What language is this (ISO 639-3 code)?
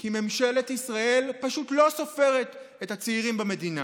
heb